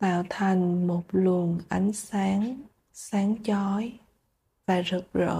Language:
Vietnamese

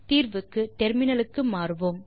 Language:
Tamil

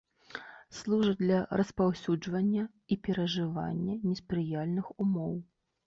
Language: Belarusian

